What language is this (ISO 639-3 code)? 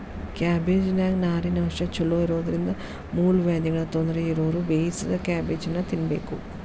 kan